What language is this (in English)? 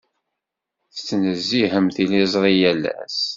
Kabyle